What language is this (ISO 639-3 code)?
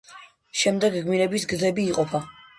kat